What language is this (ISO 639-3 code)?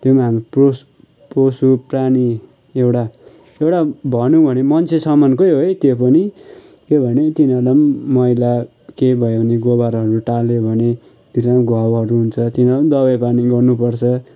nep